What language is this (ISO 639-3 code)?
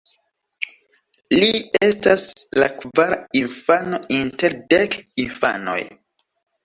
epo